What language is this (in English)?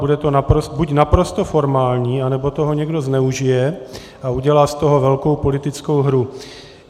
Czech